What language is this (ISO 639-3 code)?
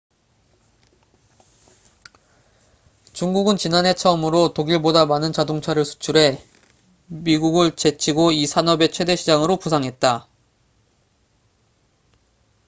kor